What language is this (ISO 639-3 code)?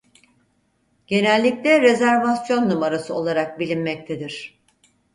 tur